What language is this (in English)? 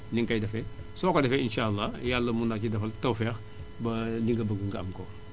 Wolof